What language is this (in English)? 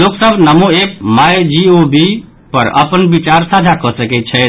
Maithili